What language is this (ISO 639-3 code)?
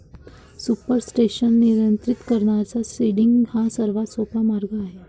mar